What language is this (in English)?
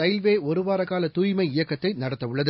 Tamil